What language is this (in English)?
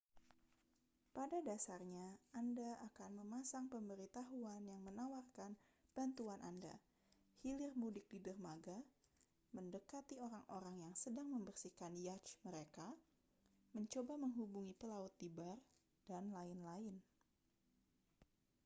Indonesian